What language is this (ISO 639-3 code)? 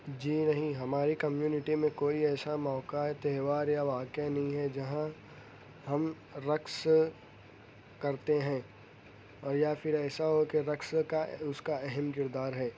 urd